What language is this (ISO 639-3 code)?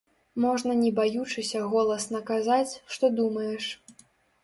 bel